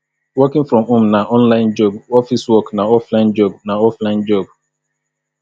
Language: Nigerian Pidgin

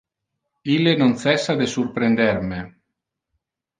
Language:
Interlingua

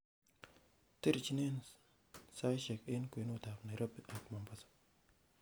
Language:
Kalenjin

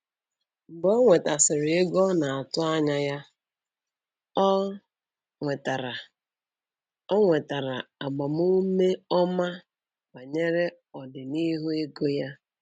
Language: Igbo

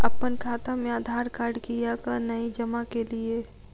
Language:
Maithili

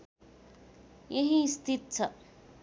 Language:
Nepali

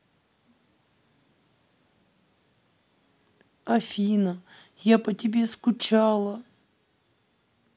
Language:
Russian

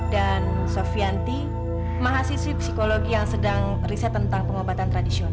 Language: Indonesian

